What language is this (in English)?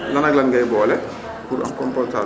Wolof